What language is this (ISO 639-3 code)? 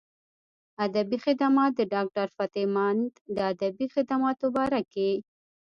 pus